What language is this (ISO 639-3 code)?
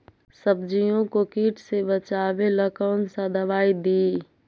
mag